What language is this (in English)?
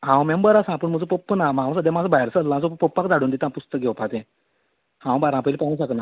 Konkani